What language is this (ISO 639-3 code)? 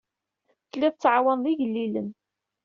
kab